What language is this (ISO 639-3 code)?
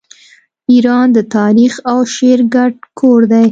pus